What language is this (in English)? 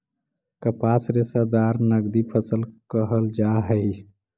Magahi